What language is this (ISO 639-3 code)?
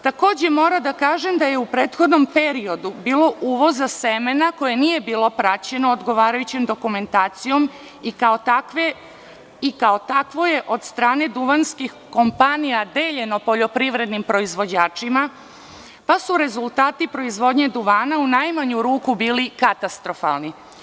srp